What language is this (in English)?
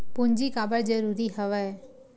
Chhattisgarhi